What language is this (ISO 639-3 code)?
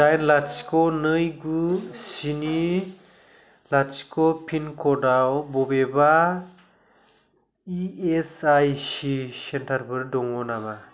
brx